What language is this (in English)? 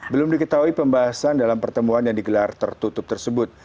Indonesian